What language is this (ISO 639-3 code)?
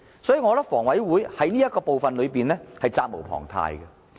yue